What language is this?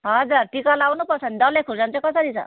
Nepali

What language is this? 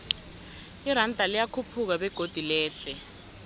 South Ndebele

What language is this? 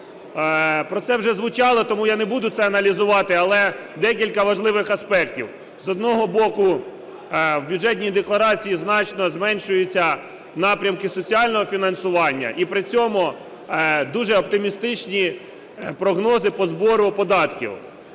Ukrainian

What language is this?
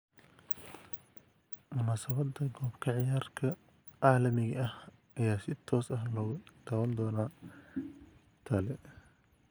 Somali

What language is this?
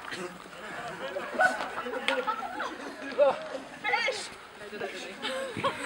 Slovak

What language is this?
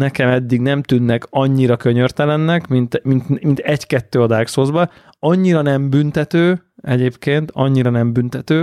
Hungarian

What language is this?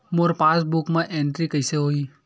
Chhattisgarhi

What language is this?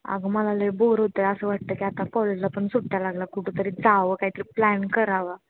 Marathi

